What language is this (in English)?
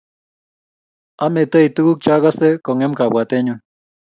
Kalenjin